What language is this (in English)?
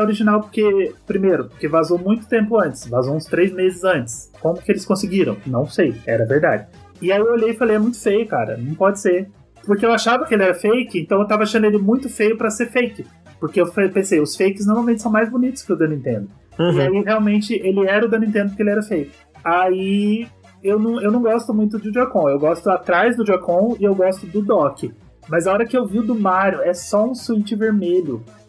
Portuguese